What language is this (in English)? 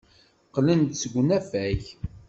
Kabyle